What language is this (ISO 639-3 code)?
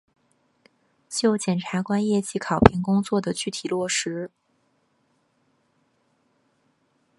zho